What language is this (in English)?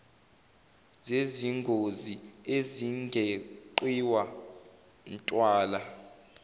Zulu